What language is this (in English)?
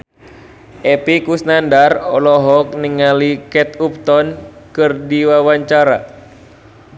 Sundanese